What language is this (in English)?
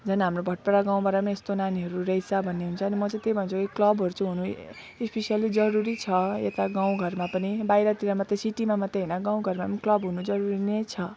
Nepali